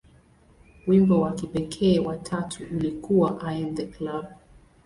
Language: Swahili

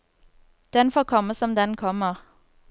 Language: Norwegian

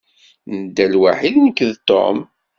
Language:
Kabyle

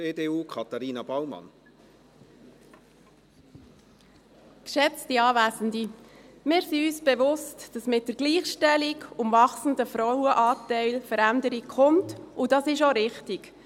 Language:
Swiss German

